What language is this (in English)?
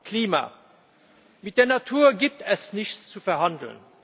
German